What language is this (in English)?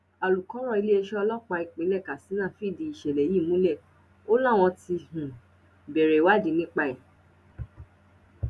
Yoruba